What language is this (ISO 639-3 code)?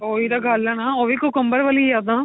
pan